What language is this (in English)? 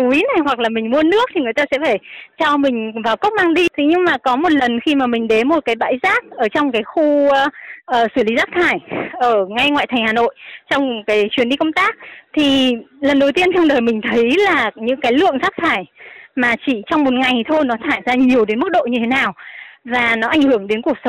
Vietnamese